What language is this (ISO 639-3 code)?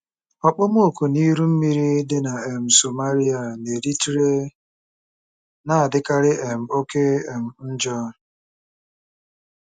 ibo